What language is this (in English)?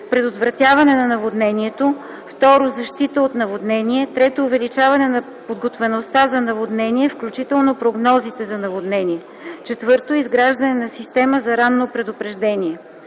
Bulgarian